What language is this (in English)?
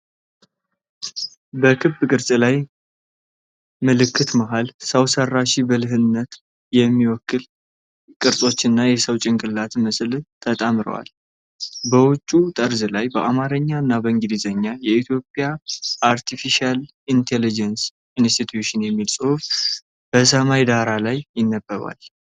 Amharic